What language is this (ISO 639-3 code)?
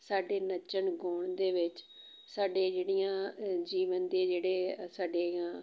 pan